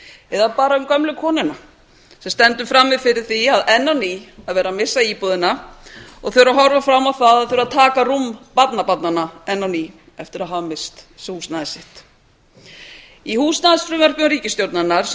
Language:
Icelandic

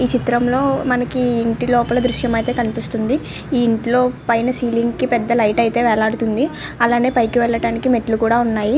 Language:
Telugu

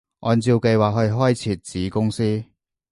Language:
Cantonese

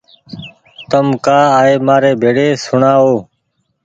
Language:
Goaria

